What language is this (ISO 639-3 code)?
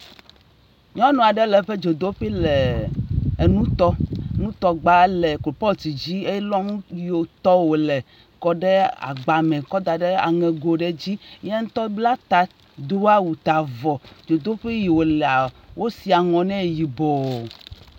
ewe